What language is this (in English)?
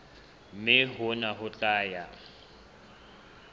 Southern Sotho